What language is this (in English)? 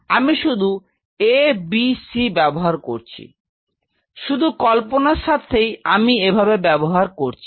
Bangla